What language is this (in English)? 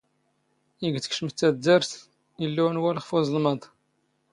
Standard Moroccan Tamazight